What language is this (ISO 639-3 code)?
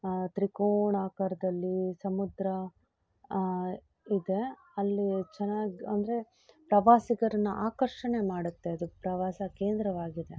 kan